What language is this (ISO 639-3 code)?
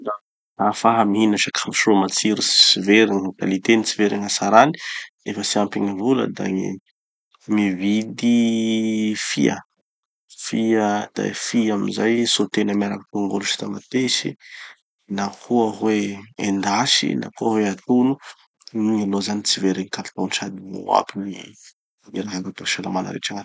txy